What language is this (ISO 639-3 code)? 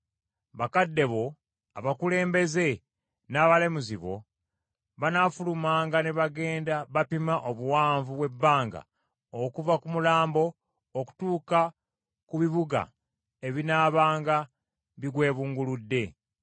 lug